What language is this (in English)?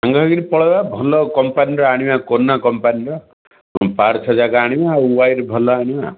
Odia